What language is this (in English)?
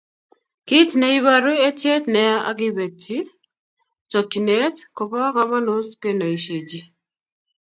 Kalenjin